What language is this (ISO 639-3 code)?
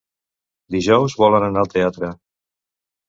cat